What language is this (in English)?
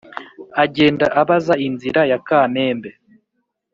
Kinyarwanda